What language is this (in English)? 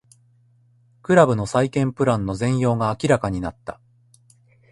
Japanese